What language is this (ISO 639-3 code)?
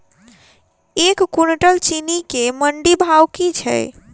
mai